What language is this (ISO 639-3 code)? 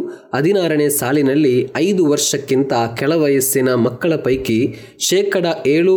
kan